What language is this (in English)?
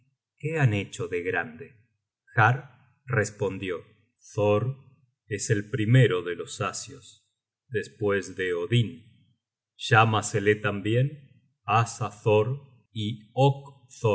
Spanish